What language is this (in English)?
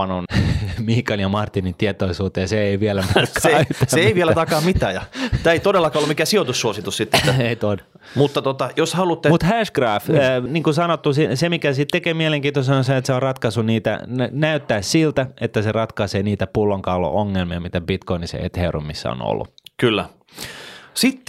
Finnish